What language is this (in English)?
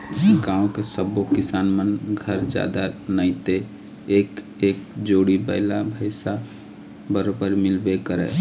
Chhattisgarhi